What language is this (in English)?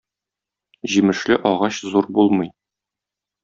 Tatar